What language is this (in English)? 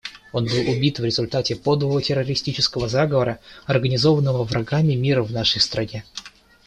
Russian